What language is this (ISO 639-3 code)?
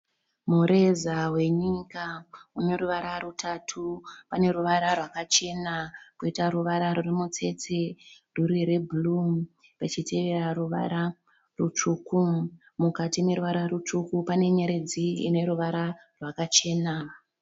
sna